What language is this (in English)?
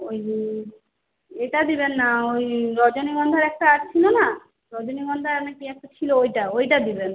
Bangla